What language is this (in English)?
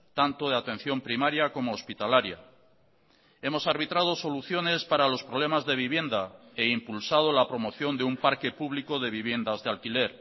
Spanish